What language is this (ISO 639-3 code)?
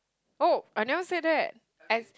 eng